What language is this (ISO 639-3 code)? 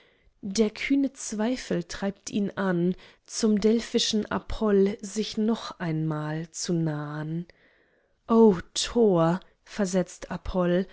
deu